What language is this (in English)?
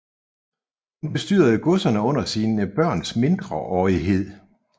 Danish